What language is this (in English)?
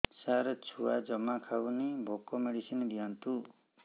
Odia